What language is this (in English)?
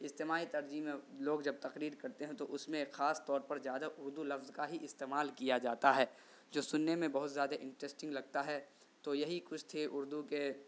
Urdu